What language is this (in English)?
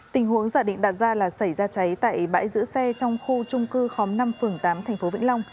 Vietnamese